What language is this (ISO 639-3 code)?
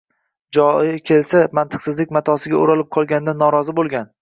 uzb